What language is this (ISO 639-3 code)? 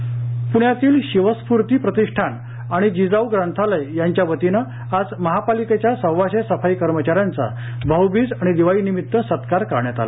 mar